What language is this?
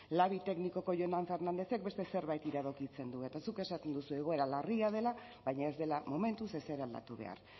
Basque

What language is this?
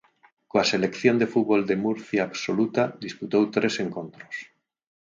Galician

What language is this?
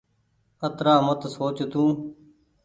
Goaria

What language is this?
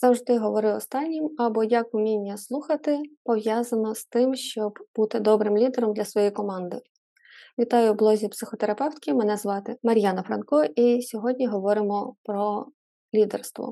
Ukrainian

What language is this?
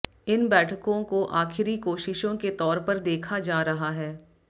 Hindi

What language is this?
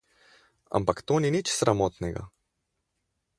Slovenian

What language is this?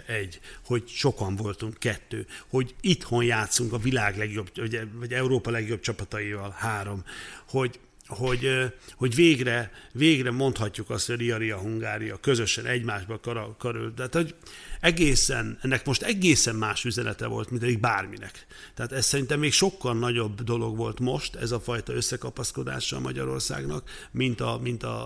Hungarian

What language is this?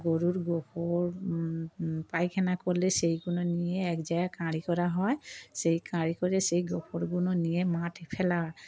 Bangla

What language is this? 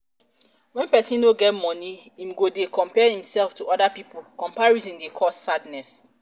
Nigerian Pidgin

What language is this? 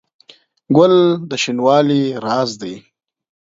Pashto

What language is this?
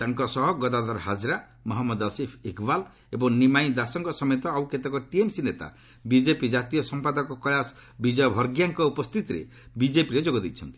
Odia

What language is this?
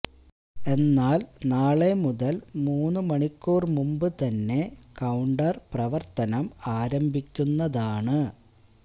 Malayalam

